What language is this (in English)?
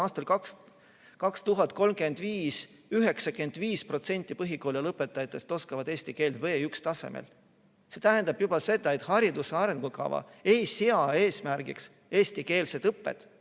Estonian